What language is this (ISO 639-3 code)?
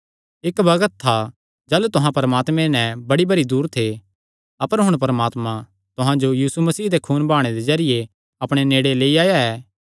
xnr